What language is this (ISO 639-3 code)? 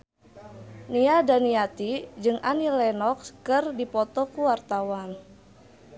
sun